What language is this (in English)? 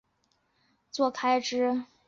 Chinese